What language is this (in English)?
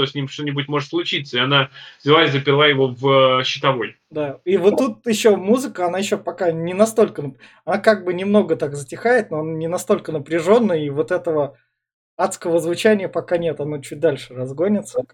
Russian